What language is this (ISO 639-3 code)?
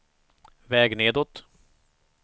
swe